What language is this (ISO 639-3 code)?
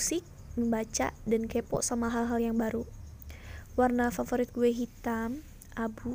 ind